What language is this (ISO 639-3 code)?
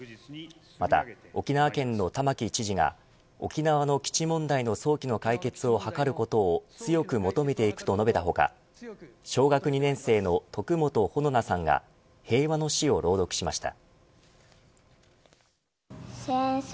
jpn